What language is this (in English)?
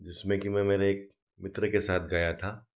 Hindi